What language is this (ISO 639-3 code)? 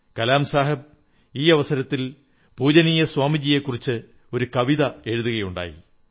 mal